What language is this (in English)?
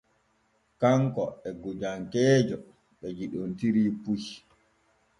Borgu Fulfulde